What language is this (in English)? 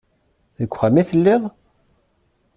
Kabyle